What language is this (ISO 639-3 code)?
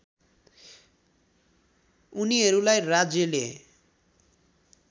nep